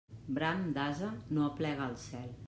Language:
Catalan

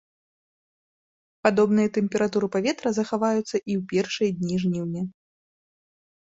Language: Belarusian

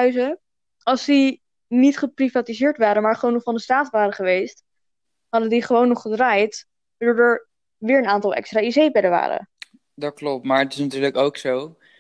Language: Dutch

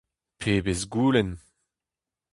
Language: Breton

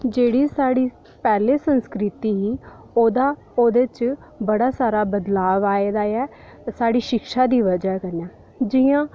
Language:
Dogri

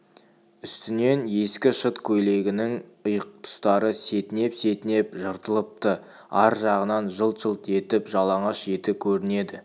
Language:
Kazakh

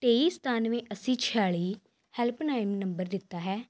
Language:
Punjabi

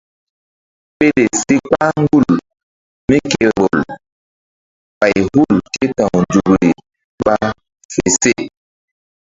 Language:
Mbum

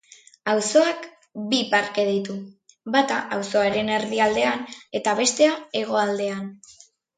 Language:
Basque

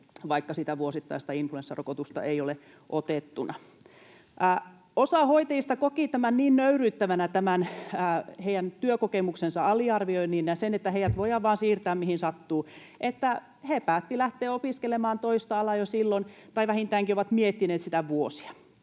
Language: Finnish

